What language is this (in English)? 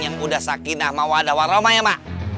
Indonesian